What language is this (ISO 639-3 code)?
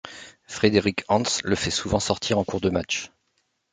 fra